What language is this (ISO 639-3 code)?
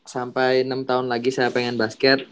ind